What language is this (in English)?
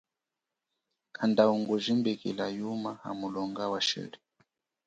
Chokwe